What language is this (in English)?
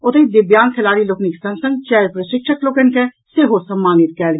Maithili